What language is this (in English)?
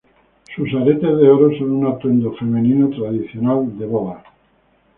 Spanish